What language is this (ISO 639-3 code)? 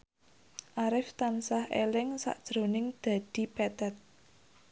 jav